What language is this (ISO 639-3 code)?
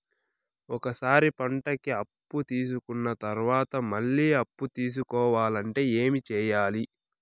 tel